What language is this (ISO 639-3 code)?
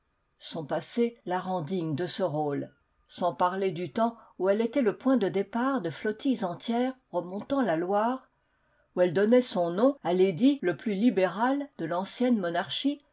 fra